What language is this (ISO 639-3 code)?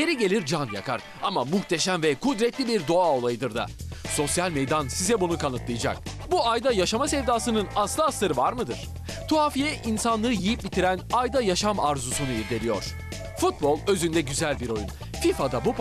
tur